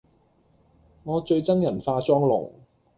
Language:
Cantonese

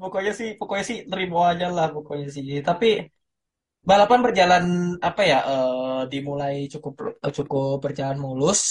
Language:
Indonesian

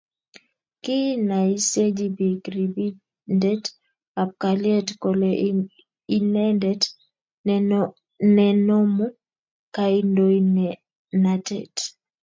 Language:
Kalenjin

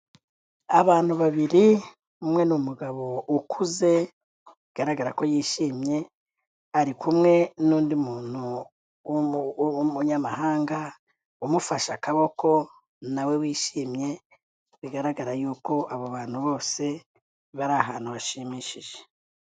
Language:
Kinyarwanda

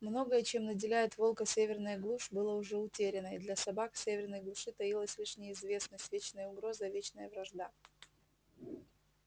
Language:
Russian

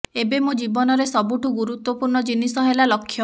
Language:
Odia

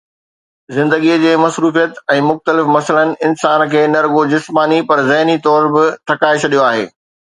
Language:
Sindhi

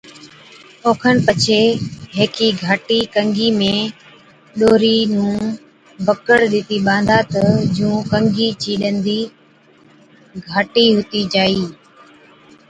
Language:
Od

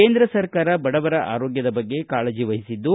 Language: Kannada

